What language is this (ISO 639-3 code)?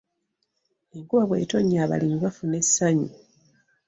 lug